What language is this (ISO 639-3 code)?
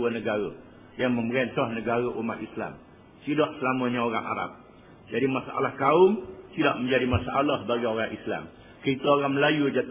msa